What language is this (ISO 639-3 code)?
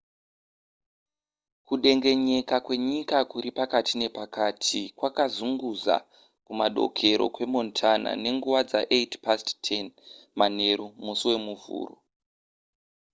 sna